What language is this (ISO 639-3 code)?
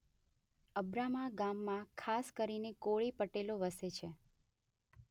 guj